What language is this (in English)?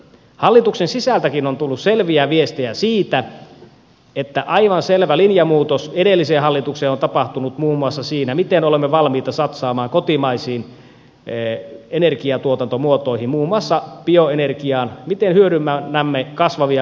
Finnish